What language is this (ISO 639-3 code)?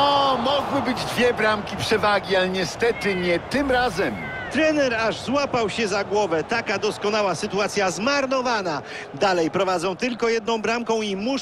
pol